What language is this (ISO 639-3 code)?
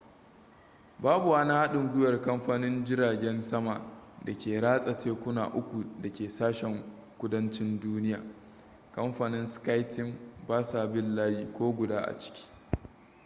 hau